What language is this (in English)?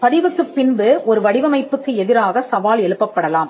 Tamil